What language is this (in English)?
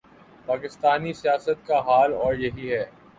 Urdu